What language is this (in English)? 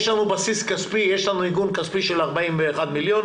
Hebrew